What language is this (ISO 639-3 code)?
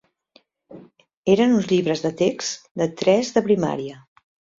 cat